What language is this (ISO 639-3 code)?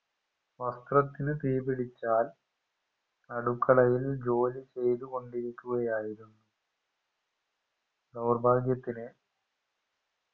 mal